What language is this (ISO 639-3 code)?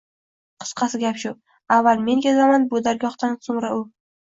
uzb